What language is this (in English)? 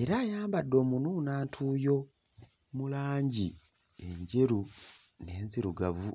Ganda